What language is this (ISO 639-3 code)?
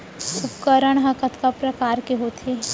hne